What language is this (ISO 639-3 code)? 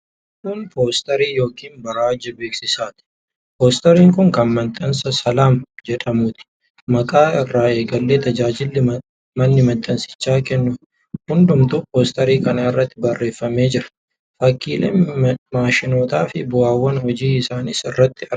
orm